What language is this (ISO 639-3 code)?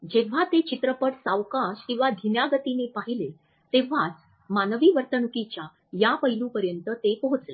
mar